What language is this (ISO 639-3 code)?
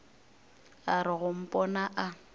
nso